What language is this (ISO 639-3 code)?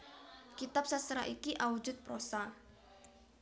jav